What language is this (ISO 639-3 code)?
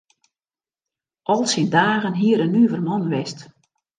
fry